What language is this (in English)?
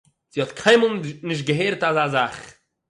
Yiddish